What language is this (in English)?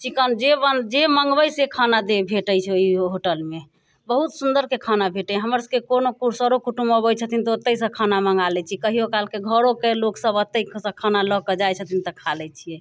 Maithili